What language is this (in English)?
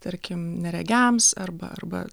Lithuanian